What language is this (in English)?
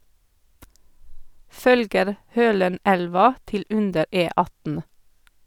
Norwegian